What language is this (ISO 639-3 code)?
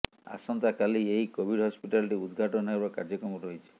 ori